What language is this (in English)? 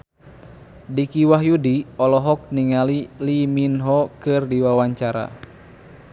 Sundanese